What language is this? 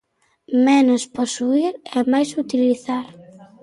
Galician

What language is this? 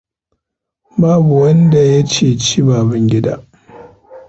Hausa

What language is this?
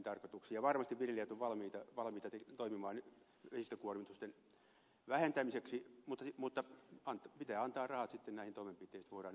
Finnish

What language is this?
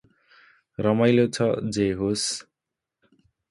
Nepali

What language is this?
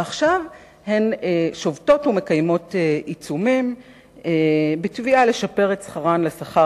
Hebrew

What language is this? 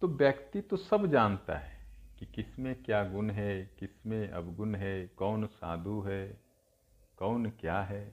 Hindi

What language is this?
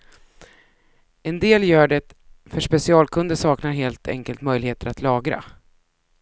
Swedish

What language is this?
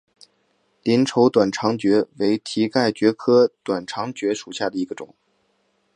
Chinese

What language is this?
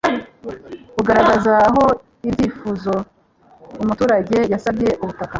Kinyarwanda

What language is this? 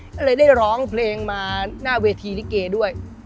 Thai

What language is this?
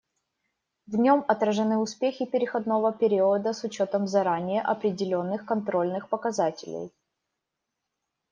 Russian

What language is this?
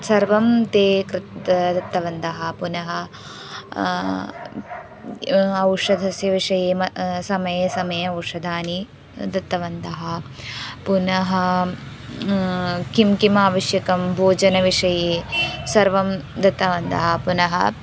Sanskrit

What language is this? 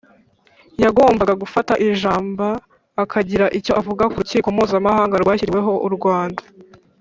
Kinyarwanda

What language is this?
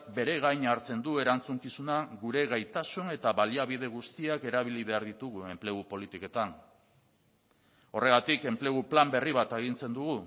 Basque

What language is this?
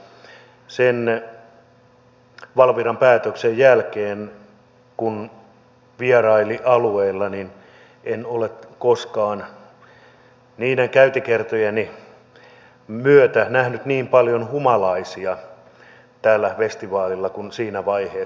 Finnish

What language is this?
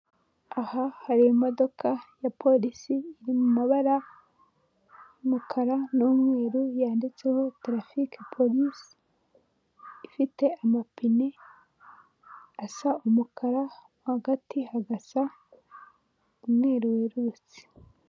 Kinyarwanda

